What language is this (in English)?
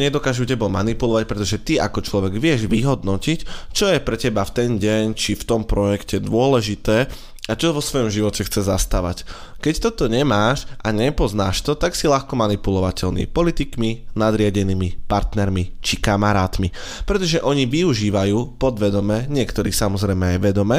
Slovak